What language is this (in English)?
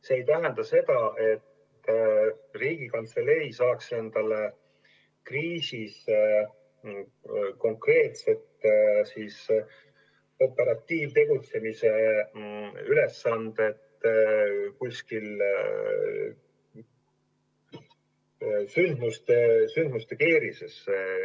Estonian